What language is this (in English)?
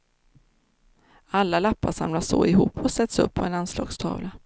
Swedish